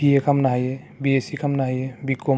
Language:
Bodo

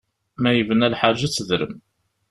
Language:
Kabyle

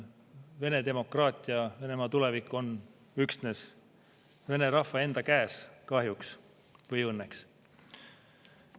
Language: Estonian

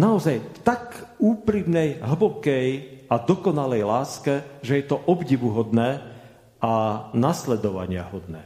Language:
Slovak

